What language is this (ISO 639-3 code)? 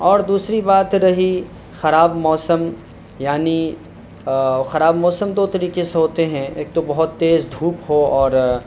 urd